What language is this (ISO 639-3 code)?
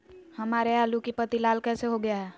mag